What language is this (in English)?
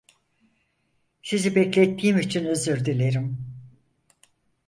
Turkish